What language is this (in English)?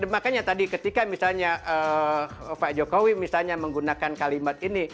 Indonesian